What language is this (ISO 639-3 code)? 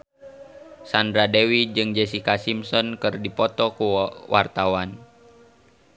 sun